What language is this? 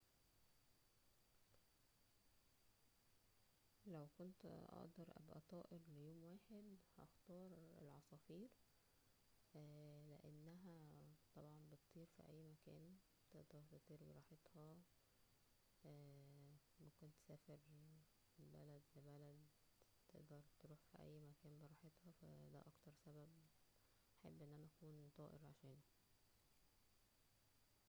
Egyptian Arabic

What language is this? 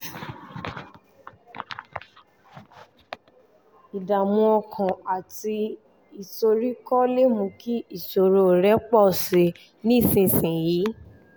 Yoruba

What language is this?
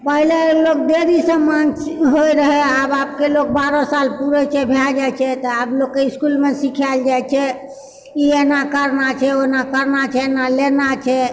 Maithili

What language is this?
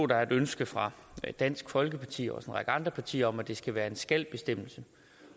Danish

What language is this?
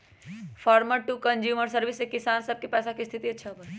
Magahi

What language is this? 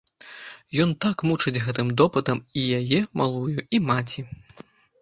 Belarusian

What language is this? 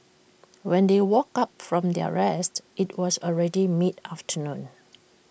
English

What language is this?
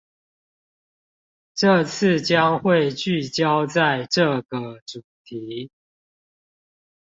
Chinese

